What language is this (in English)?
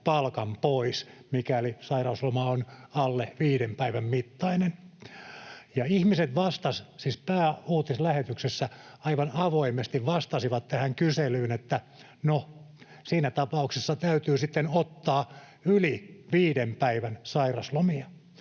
Finnish